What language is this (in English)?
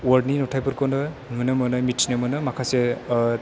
Bodo